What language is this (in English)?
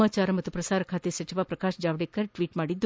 Kannada